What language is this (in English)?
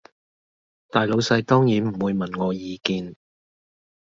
Cantonese